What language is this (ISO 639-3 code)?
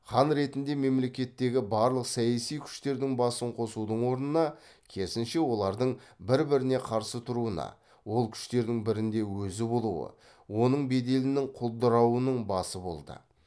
kaz